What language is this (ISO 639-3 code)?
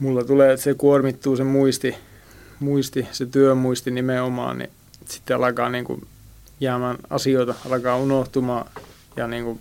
fin